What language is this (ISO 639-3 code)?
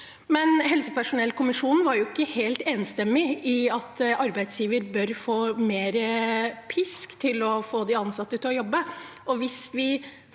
nor